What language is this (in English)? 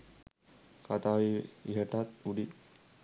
Sinhala